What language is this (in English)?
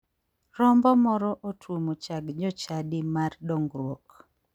Luo (Kenya and Tanzania)